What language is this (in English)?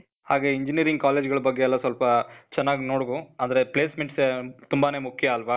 Kannada